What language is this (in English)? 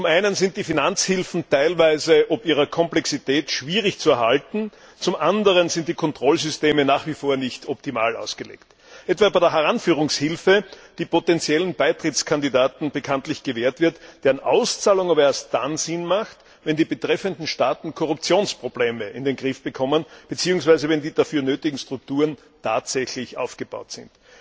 German